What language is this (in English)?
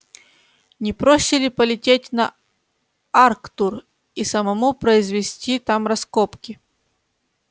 Russian